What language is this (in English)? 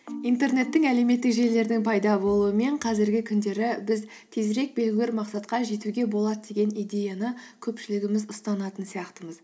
Kazakh